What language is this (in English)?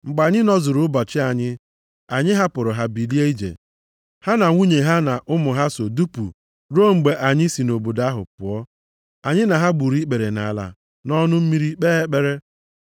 Igbo